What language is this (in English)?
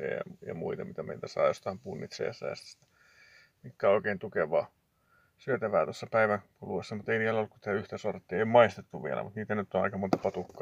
Finnish